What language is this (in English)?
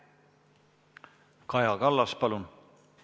Estonian